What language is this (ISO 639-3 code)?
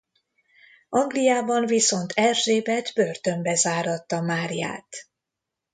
hun